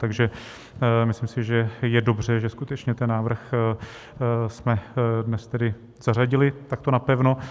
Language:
Czech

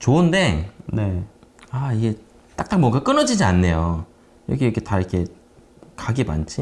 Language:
Korean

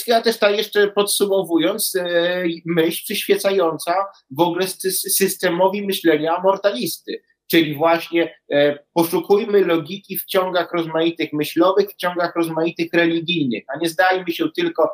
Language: Polish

